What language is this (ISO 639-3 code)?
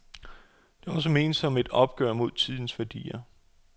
dan